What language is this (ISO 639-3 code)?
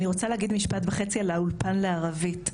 heb